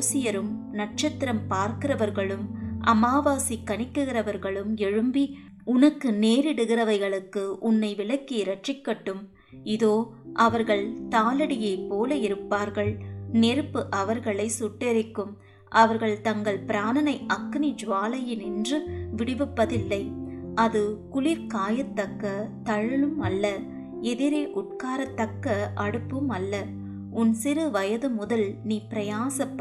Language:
Tamil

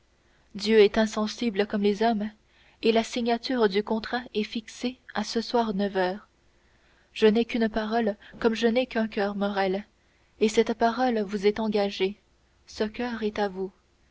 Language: French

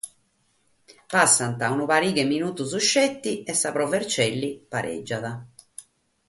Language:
Sardinian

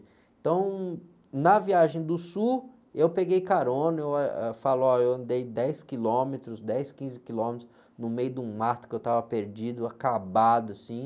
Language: Portuguese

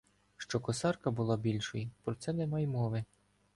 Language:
Ukrainian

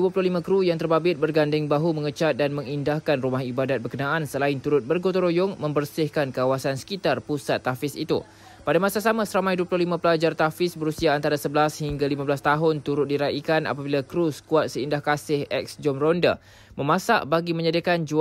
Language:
Malay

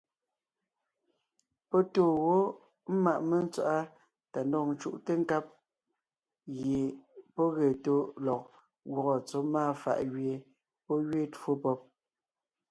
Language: Ngiemboon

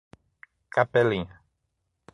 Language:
Portuguese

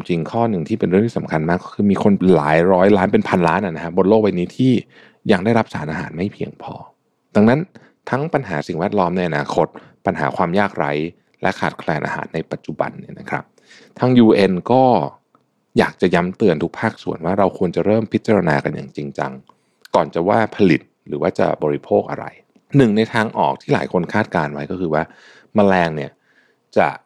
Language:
Thai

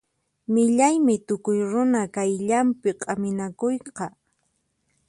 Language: Puno Quechua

